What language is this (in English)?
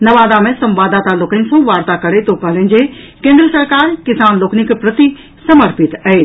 Maithili